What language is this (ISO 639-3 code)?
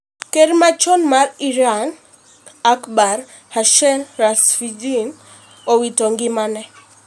luo